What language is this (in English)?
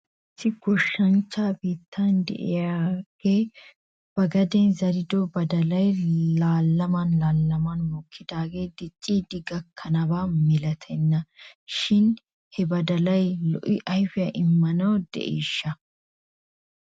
Wolaytta